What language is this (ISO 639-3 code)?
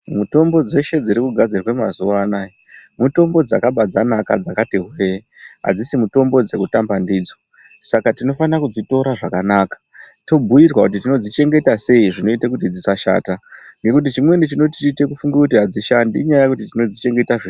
ndc